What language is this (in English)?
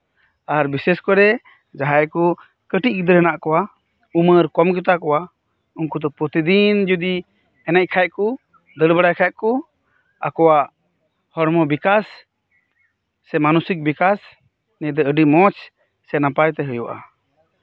Santali